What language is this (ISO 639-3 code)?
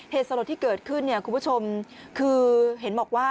tha